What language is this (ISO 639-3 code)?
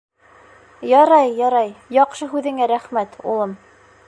bak